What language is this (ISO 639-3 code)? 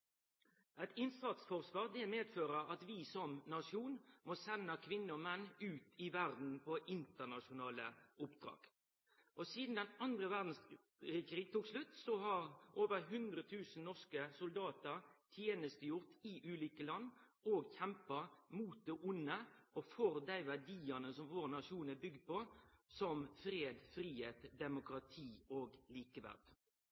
nno